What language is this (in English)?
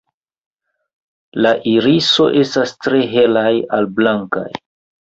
Esperanto